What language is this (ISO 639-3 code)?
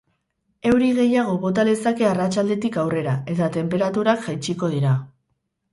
eus